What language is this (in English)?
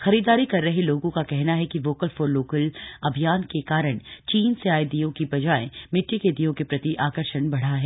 Hindi